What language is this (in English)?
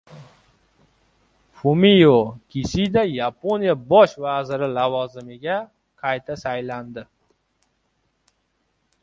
Uzbek